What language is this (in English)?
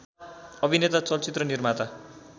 Nepali